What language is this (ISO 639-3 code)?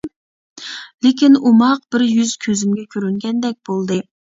uig